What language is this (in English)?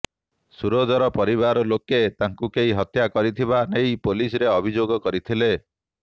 Odia